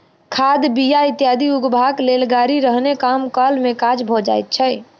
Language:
Maithili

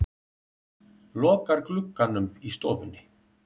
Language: Icelandic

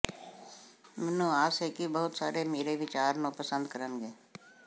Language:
Punjabi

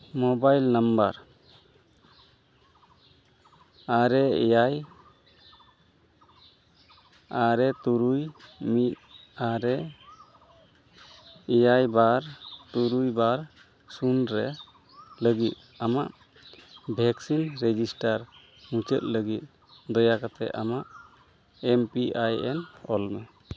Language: Santali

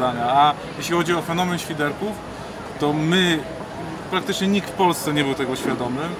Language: Polish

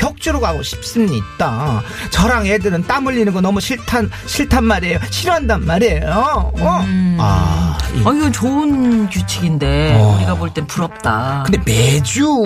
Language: Korean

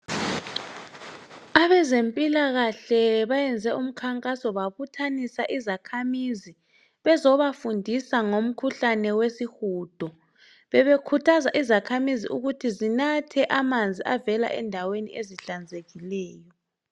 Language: North Ndebele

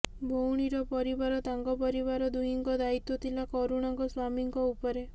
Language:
Odia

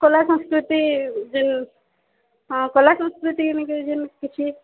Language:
Odia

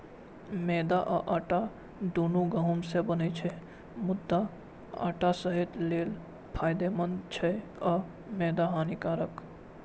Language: Maithili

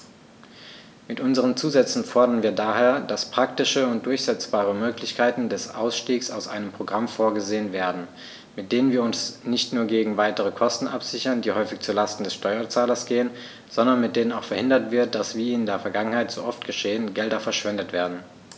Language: German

